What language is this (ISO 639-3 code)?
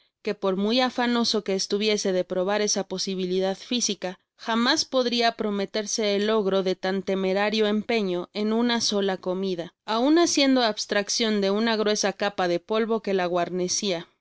spa